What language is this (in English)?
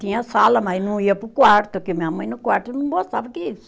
Portuguese